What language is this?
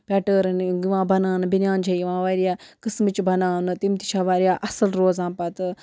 Kashmiri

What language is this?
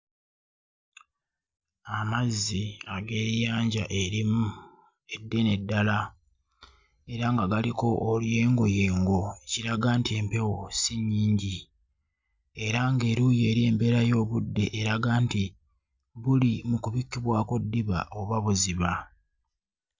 Ganda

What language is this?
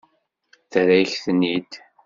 Kabyle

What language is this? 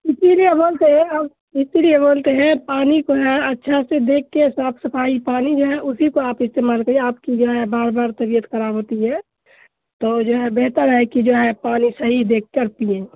Urdu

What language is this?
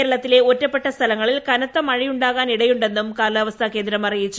Malayalam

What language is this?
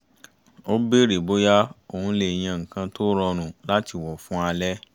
Yoruba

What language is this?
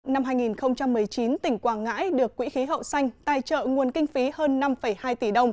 Vietnamese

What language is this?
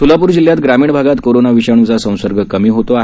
Marathi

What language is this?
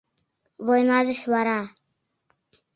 Mari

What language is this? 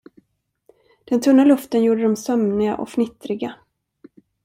Swedish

